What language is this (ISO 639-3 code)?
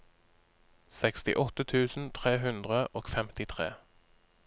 nor